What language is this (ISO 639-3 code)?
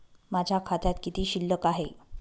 mar